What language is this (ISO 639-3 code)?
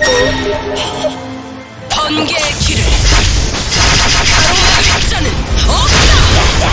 kor